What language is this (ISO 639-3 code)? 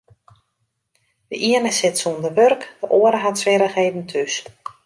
fry